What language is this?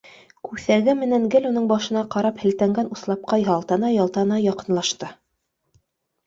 Bashkir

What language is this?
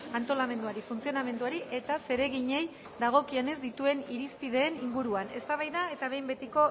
Basque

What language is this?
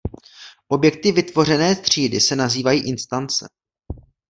Czech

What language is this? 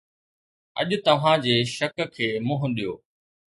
Sindhi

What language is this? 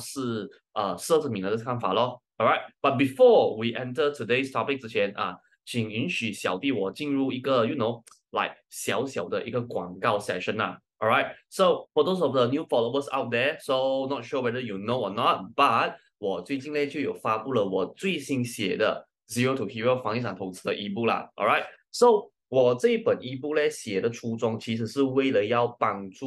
Chinese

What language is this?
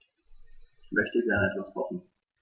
German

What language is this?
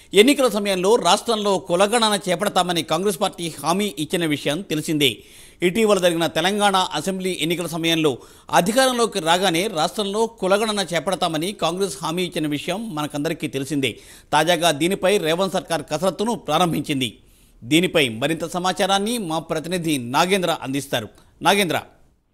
Telugu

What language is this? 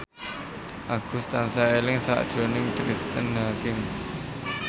Javanese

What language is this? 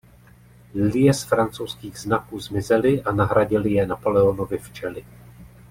Czech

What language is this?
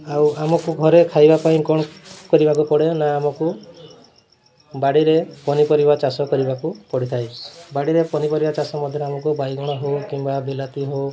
Odia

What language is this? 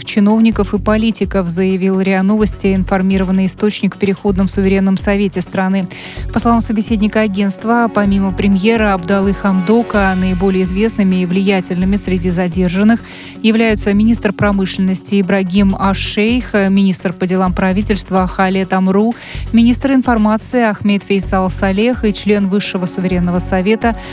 Russian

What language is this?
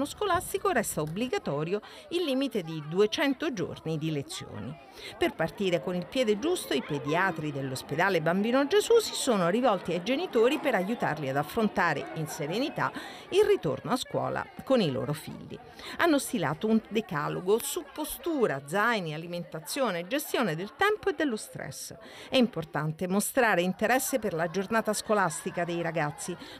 Italian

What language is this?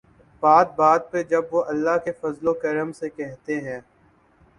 Urdu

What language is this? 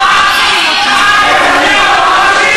Hebrew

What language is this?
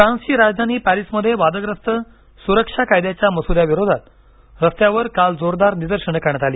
Marathi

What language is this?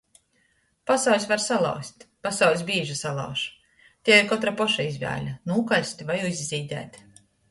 Latgalian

